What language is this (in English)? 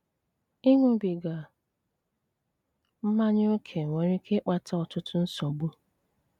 Igbo